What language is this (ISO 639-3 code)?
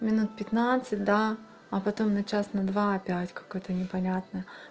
rus